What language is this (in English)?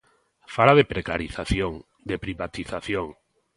Galician